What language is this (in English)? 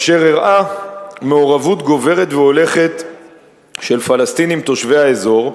Hebrew